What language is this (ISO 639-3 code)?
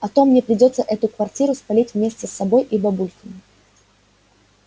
rus